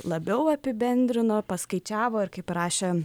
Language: Lithuanian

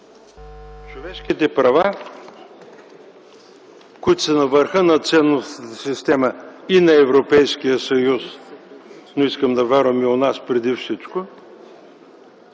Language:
Bulgarian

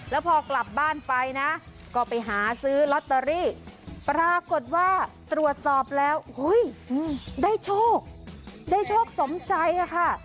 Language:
Thai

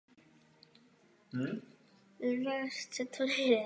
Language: Czech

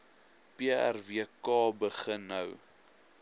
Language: Afrikaans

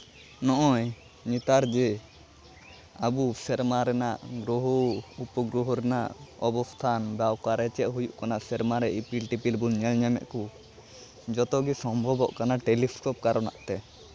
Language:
Santali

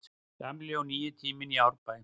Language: Icelandic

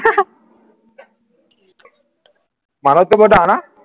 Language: Assamese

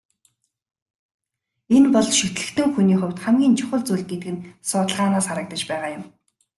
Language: Mongolian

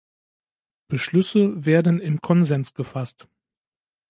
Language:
German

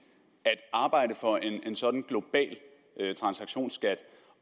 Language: Danish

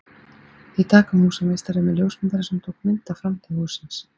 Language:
Icelandic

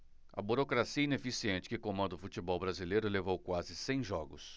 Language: Portuguese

